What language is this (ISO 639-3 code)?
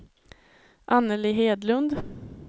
swe